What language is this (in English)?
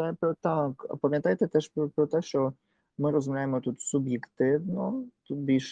Ukrainian